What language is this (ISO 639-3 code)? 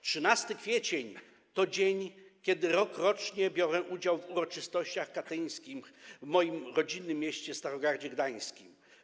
pol